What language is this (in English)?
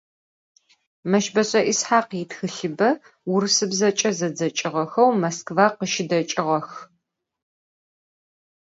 Adyghe